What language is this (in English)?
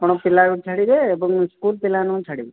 Odia